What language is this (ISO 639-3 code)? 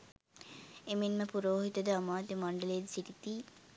sin